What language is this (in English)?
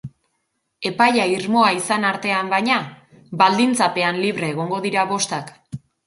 Basque